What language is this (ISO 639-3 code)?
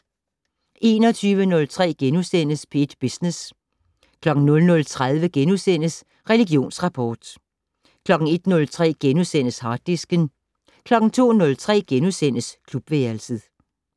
dan